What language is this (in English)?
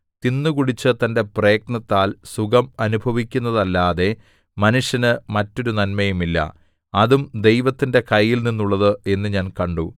Malayalam